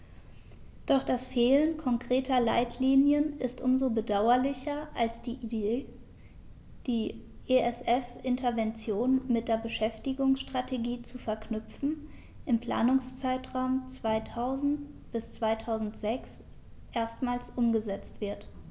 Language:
German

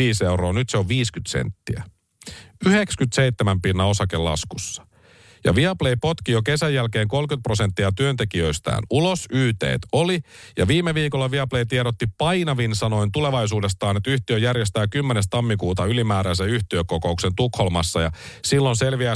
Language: Finnish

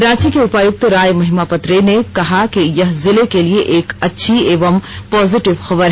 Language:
Hindi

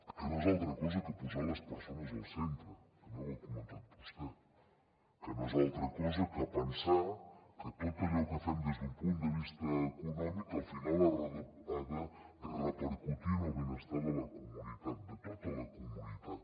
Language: Catalan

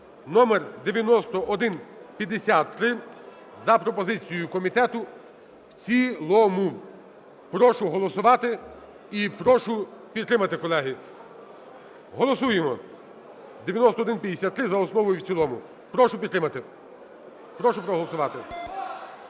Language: Ukrainian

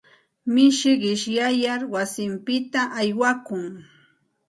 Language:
Santa Ana de Tusi Pasco Quechua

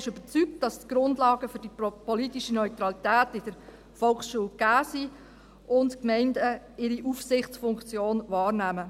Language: Swiss German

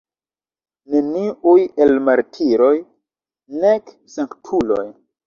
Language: Esperanto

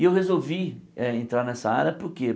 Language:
Portuguese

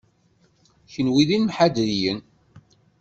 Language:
Kabyle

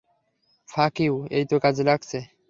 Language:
Bangla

